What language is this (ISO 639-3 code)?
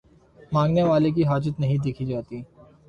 urd